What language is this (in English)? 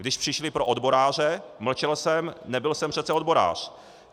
Czech